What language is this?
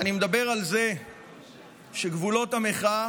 Hebrew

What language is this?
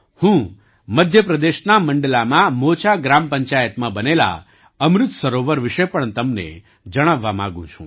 Gujarati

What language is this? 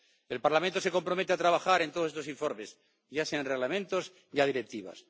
Spanish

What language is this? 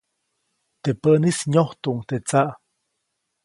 Copainalá Zoque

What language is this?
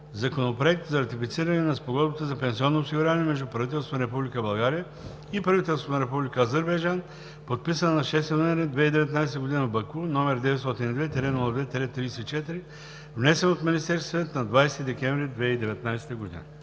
Bulgarian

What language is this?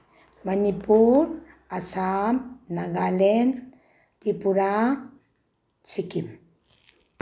Manipuri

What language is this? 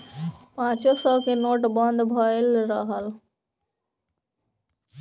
Bhojpuri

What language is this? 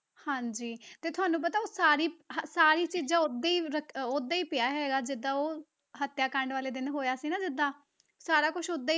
Punjabi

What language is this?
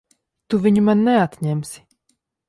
Latvian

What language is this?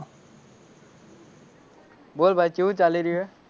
Gujarati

